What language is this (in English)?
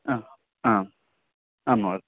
Sanskrit